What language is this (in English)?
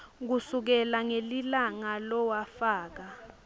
Swati